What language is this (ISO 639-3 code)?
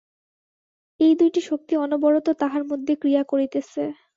ben